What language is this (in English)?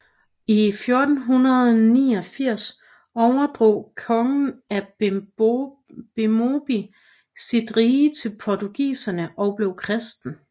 Danish